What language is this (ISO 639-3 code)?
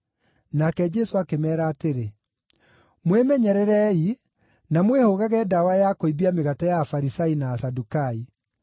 kik